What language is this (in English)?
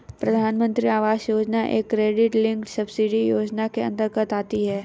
Hindi